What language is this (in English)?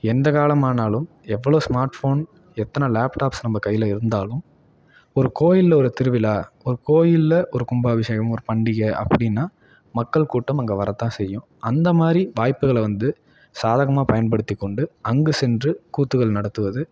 Tamil